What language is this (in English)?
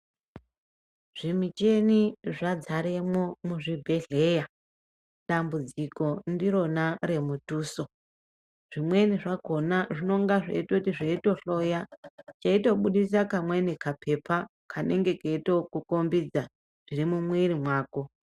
Ndau